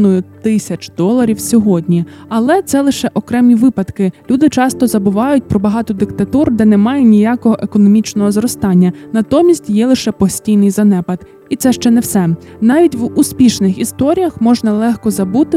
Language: Ukrainian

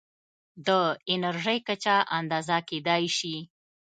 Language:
Pashto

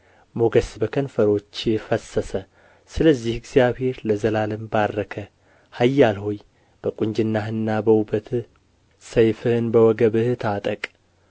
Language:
Amharic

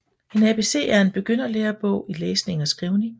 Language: Danish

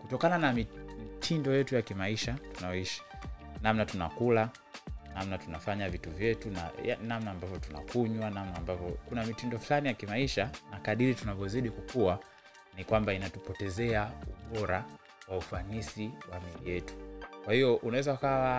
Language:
Swahili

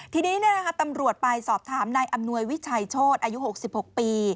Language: Thai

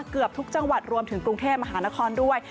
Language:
Thai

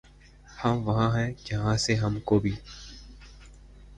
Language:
Urdu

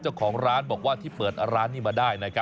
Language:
Thai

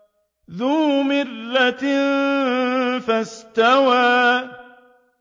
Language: Arabic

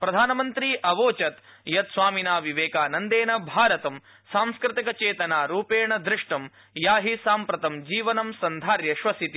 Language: Sanskrit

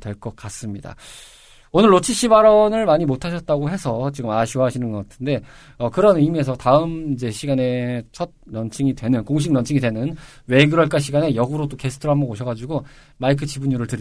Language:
Korean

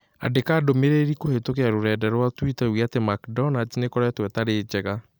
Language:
Kikuyu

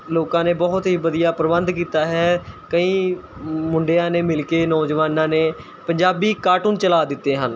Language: Punjabi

